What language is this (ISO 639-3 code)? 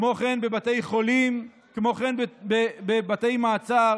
heb